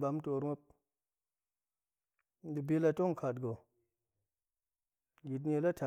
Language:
Goemai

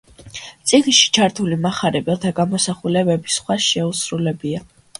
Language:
Georgian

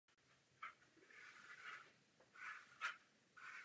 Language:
Czech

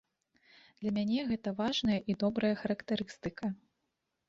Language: Belarusian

